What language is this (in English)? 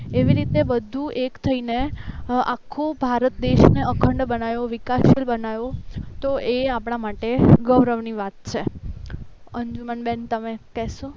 Gujarati